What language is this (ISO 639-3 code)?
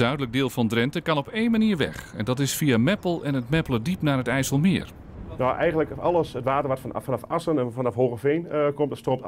nld